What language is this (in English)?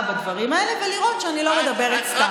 Hebrew